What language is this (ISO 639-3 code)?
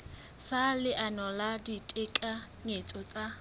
sot